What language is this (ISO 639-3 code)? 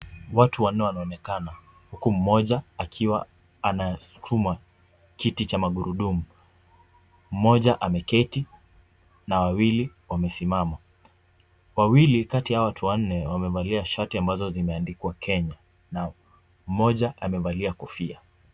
swa